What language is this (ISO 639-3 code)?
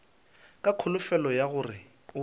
nso